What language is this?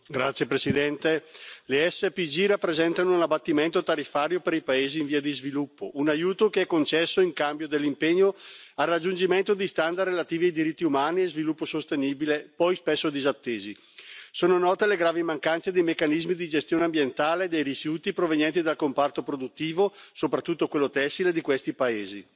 Italian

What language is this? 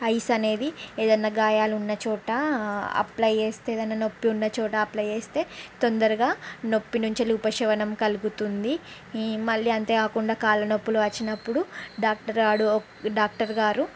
Telugu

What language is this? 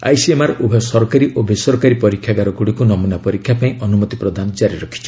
Odia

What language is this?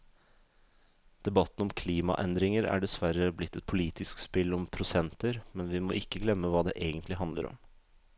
Norwegian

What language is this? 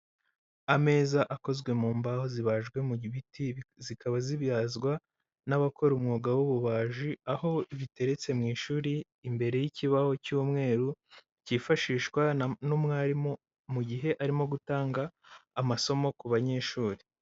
Kinyarwanda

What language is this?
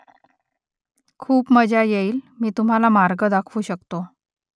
Marathi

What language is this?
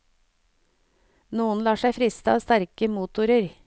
Norwegian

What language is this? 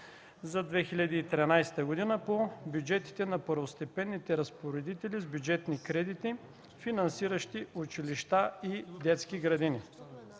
Bulgarian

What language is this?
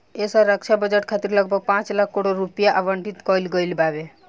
Bhojpuri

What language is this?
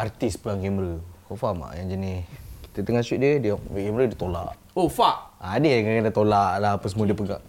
Malay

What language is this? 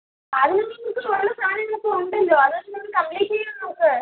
Malayalam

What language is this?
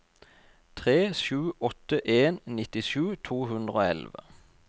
Norwegian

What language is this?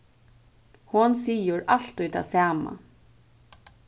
Faroese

